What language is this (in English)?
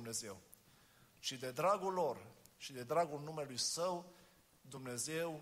Romanian